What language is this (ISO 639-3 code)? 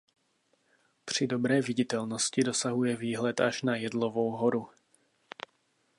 ces